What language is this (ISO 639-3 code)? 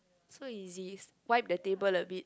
eng